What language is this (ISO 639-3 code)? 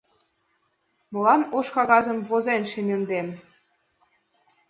chm